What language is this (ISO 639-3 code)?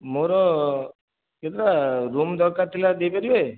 ori